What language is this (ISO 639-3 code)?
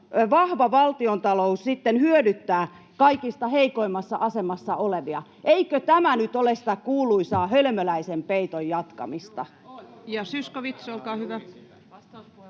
fin